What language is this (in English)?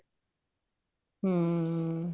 Punjabi